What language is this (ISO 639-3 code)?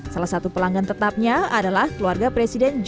ind